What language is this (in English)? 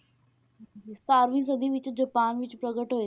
Punjabi